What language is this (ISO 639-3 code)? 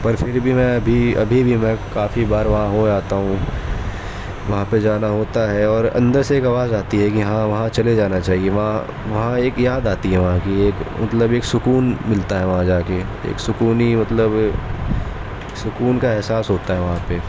urd